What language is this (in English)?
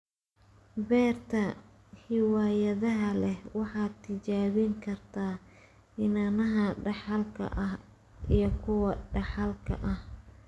Somali